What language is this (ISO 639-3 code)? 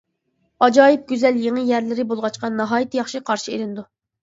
uig